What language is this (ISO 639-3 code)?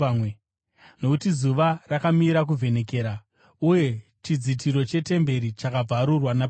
sna